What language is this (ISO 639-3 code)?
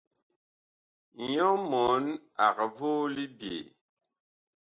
bkh